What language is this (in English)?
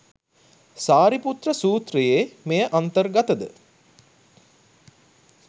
Sinhala